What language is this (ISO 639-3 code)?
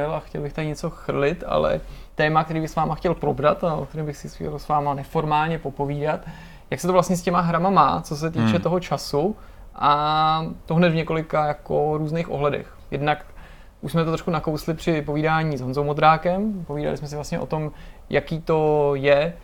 ces